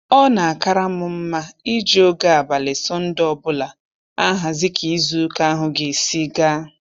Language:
Igbo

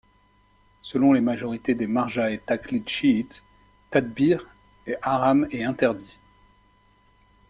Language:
French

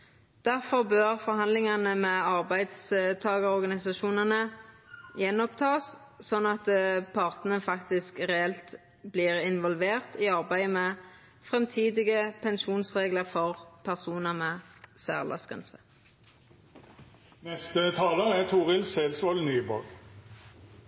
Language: Norwegian Nynorsk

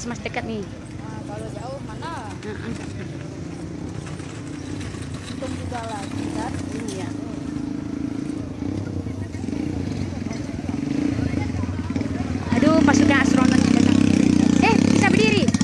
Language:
Indonesian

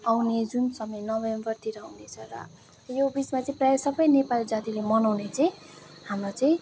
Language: Nepali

